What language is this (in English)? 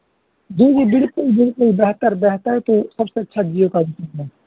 Urdu